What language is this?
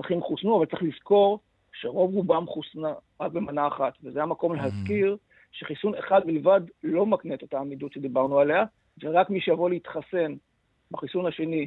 Hebrew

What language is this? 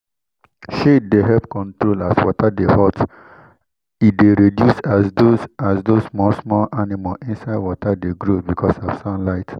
Nigerian Pidgin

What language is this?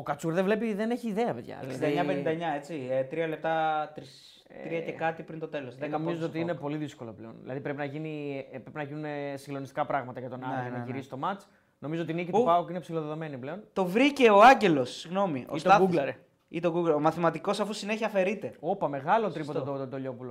Greek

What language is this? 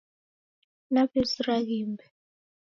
Taita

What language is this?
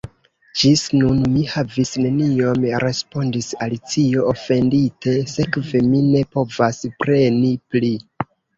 Esperanto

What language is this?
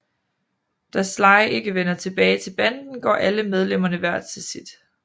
Danish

